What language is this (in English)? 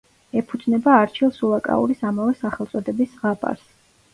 Georgian